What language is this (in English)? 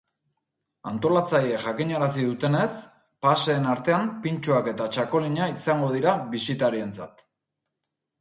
Basque